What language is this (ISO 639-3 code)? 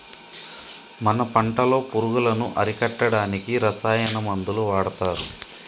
tel